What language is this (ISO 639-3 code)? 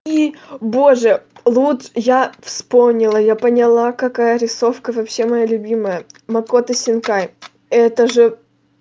rus